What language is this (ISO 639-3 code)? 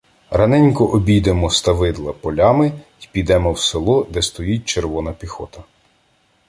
ukr